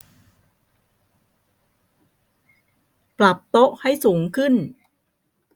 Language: Thai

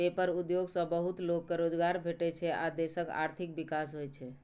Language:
Maithili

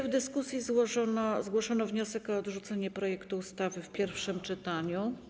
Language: Polish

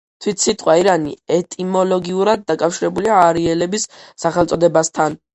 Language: Georgian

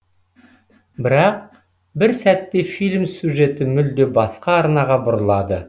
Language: Kazakh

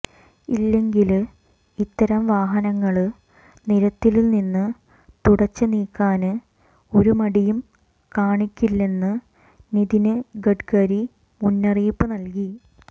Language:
Malayalam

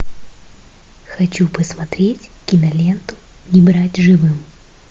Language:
Russian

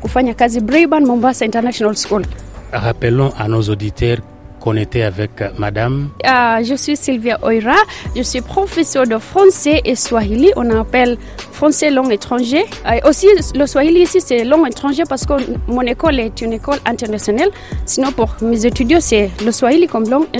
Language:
Swahili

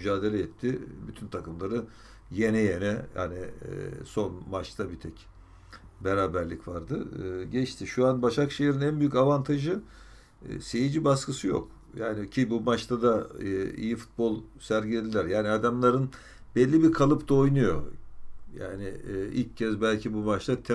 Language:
Turkish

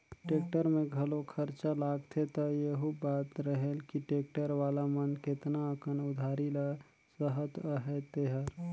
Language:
Chhattisgarhi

